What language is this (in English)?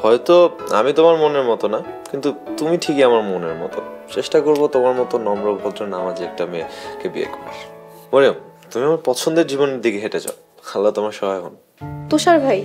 Arabic